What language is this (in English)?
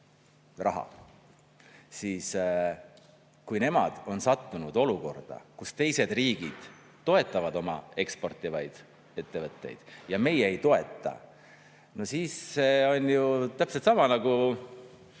Estonian